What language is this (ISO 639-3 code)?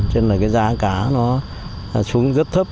vie